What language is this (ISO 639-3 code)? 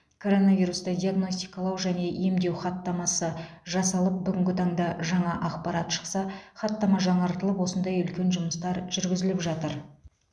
kaz